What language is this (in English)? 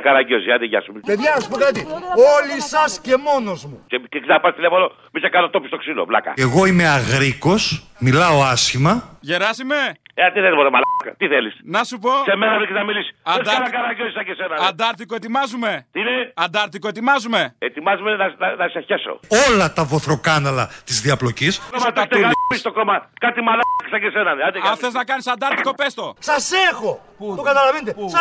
Greek